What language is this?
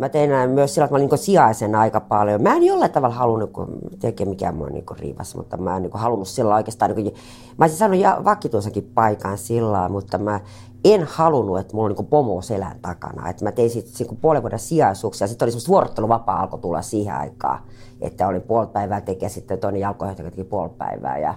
Finnish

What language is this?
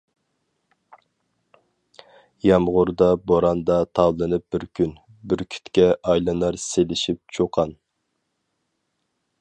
Uyghur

